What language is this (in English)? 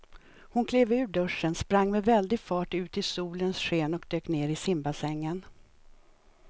Swedish